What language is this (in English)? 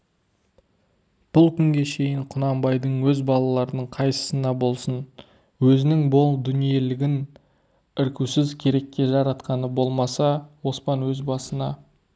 Kazakh